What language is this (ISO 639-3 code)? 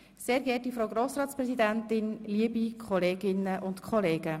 gsw